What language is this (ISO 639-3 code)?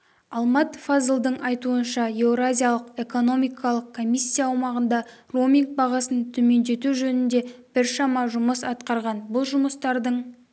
kaz